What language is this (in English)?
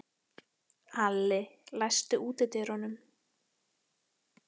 Icelandic